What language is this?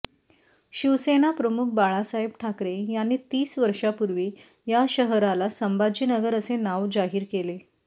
Marathi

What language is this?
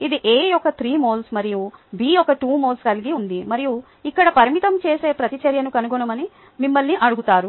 Telugu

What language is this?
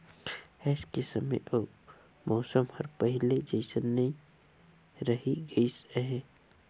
Chhattisgarhi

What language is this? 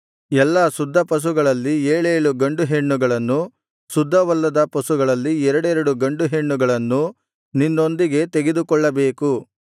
Kannada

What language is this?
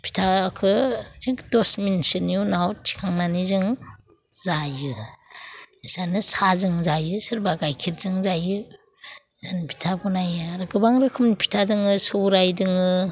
Bodo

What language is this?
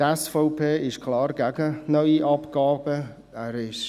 Swiss German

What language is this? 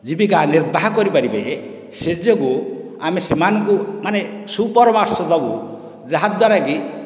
Odia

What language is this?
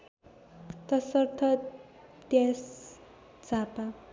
Nepali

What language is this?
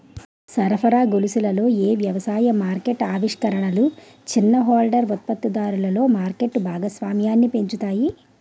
Telugu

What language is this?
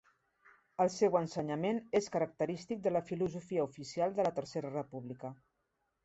Catalan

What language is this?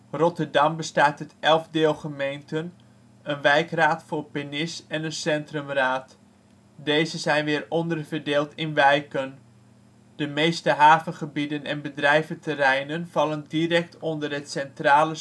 Dutch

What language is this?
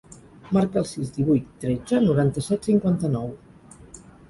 Catalan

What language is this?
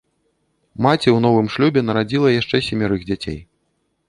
Belarusian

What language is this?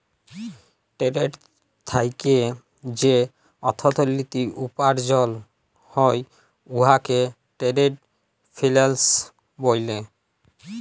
Bangla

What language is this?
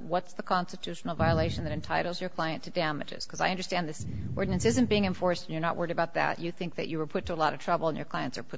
English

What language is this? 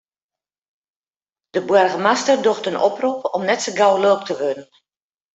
Western Frisian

